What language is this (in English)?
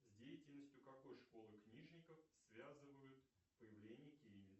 Russian